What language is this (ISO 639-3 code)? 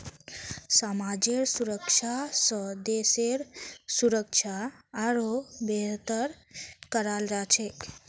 mag